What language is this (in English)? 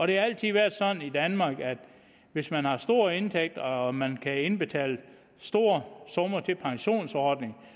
Danish